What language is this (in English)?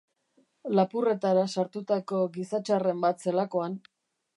Basque